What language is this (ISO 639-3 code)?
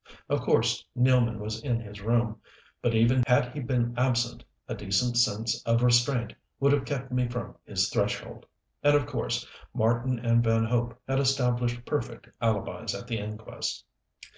eng